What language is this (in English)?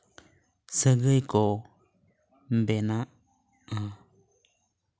Santali